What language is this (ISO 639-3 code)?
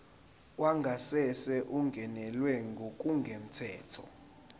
zul